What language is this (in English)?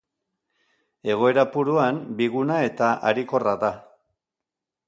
Basque